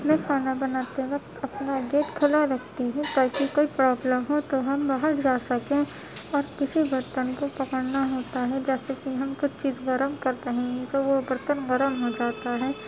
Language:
Urdu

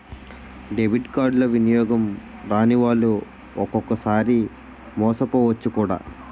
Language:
Telugu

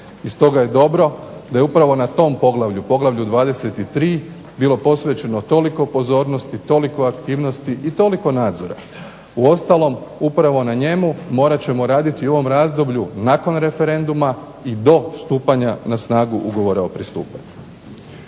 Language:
Croatian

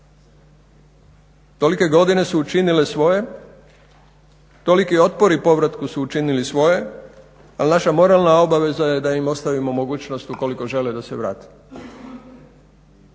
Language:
Croatian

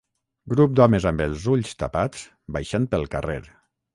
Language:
Catalan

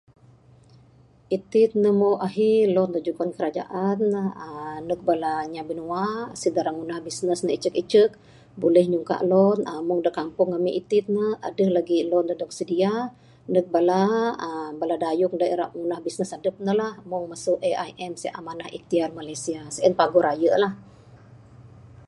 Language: Bukar-Sadung Bidayuh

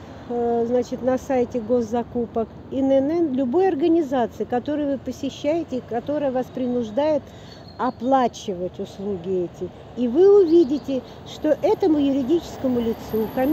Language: Russian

